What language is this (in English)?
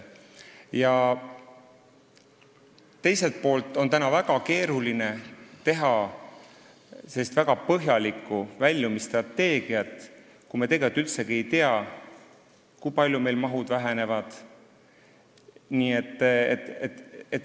Estonian